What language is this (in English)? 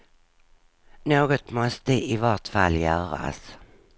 Swedish